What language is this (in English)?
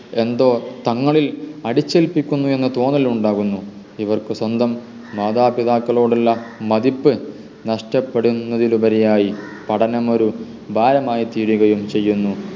Malayalam